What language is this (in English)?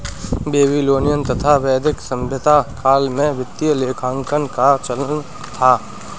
Hindi